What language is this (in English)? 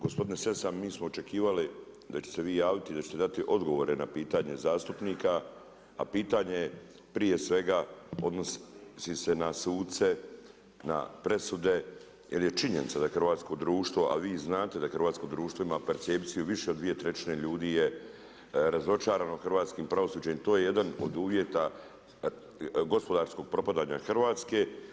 Croatian